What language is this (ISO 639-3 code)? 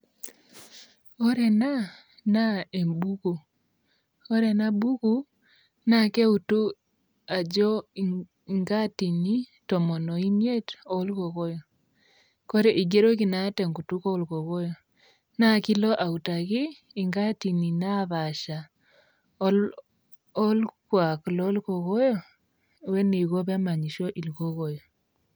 mas